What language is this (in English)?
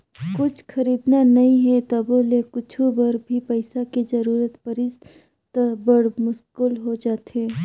Chhattisgarhi